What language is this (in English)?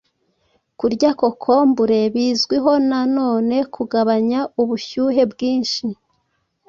Kinyarwanda